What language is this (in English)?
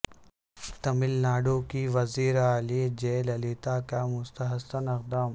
Urdu